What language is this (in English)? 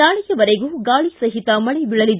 Kannada